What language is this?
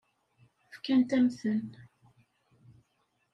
Kabyle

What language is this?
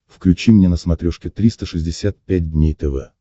Russian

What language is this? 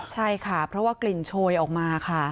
Thai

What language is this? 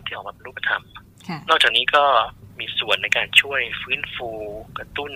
Thai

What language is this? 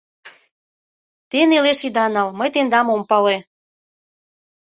Mari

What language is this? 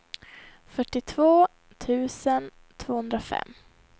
Swedish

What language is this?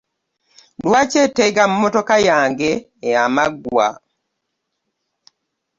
Ganda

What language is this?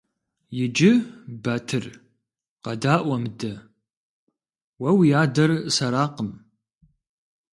Kabardian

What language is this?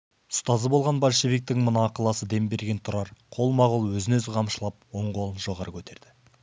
Kazakh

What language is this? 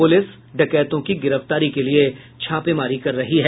Hindi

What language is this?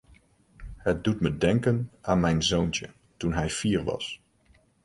Dutch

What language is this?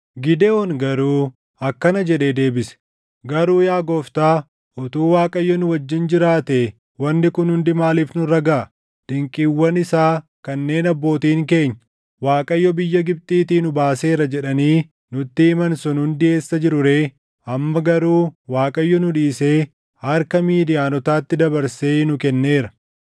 Oromo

